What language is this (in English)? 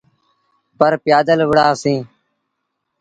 Sindhi Bhil